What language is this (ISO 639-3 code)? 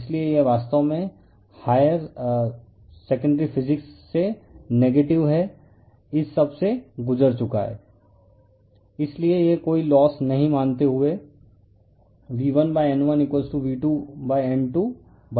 hin